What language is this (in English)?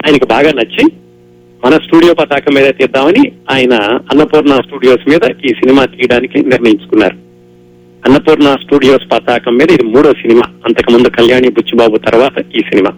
Telugu